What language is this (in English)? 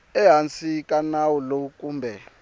Tsonga